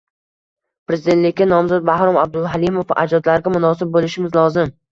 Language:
Uzbek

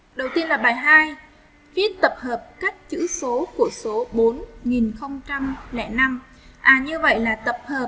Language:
Vietnamese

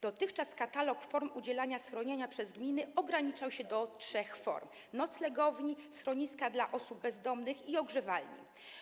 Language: Polish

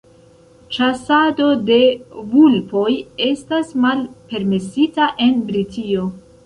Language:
Esperanto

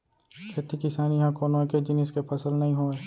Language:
Chhattisgarhi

